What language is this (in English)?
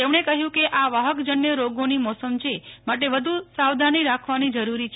Gujarati